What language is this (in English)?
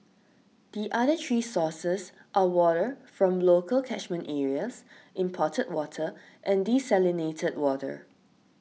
English